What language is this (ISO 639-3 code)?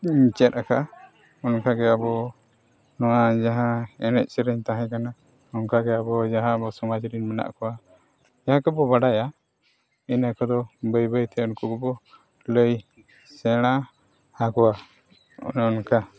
sat